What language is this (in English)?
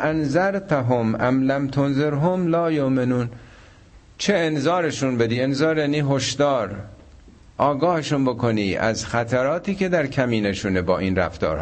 Persian